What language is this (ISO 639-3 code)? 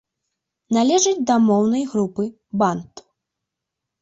bel